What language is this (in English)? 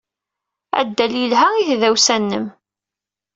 Kabyle